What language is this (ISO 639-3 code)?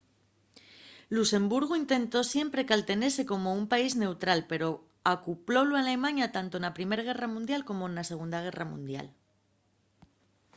ast